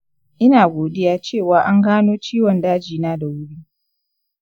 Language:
Hausa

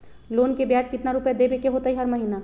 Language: Magahi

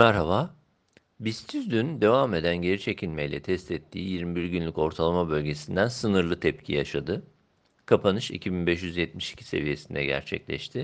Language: Turkish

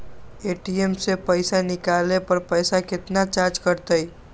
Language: Magahi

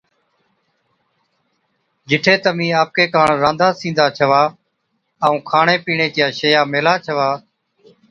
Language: Od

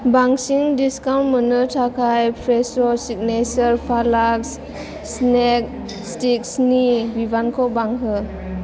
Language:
Bodo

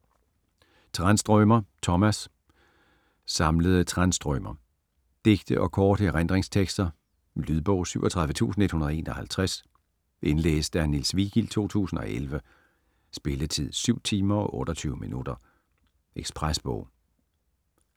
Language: Danish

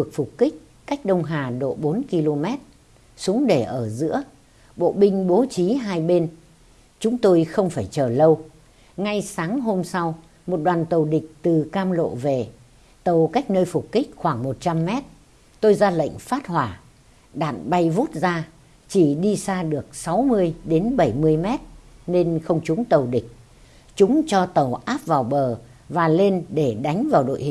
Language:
Vietnamese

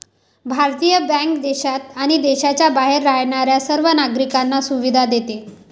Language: Marathi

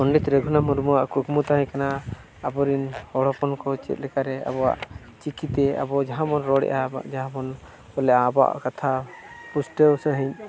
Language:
Santali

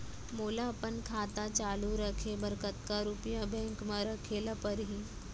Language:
Chhattisgarhi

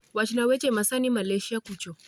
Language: Luo (Kenya and Tanzania)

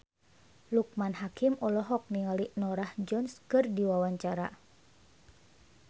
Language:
Sundanese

